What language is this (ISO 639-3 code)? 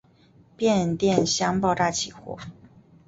zho